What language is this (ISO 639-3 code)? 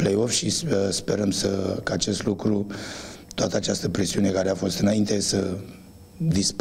ron